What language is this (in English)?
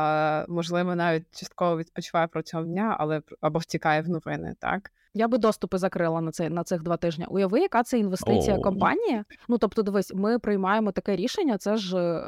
Ukrainian